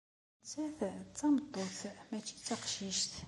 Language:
Kabyle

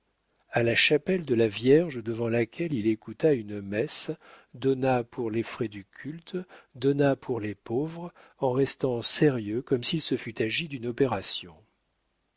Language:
French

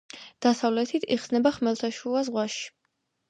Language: Georgian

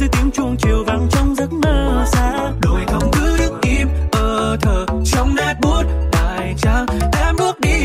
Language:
Thai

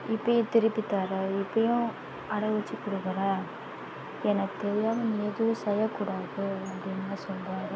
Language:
Tamil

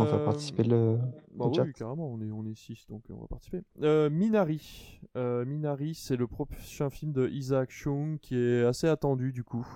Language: French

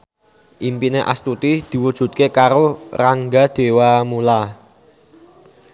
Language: Javanese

